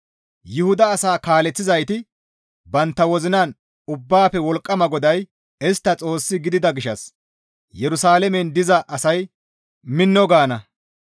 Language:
Gamo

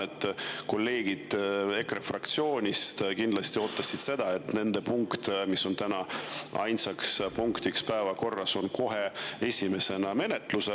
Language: Estonian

